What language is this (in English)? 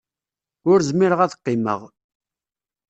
Kabyle